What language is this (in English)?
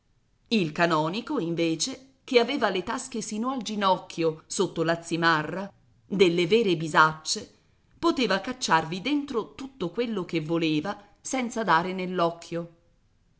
Italian